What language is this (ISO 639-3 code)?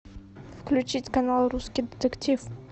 rus